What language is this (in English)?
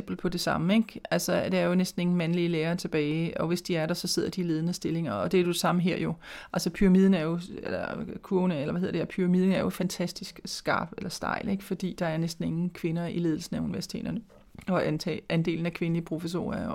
Danish